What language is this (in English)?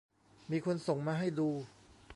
Thai